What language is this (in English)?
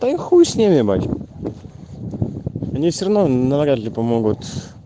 Russian